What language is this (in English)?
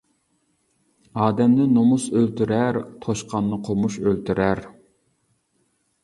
Uyghur